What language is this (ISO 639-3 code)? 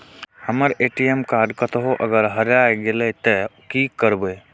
mai